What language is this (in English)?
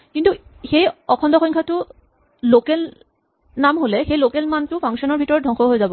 Assamese